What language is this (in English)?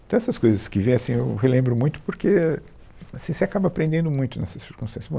Portuguese